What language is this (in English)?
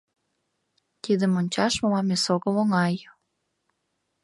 Mari